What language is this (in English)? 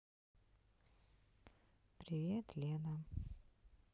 Russian